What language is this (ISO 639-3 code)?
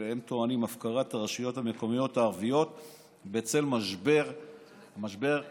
heb